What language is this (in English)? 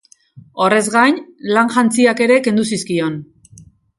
Basque